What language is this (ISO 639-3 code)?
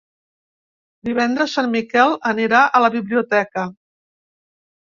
cat